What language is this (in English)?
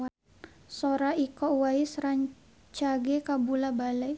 Sundanese